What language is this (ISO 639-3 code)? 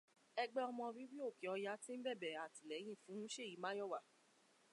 yor